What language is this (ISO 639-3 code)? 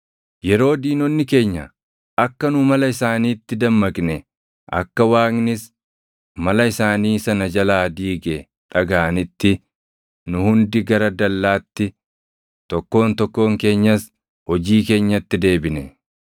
orm